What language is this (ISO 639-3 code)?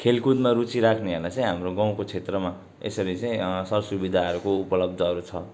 nep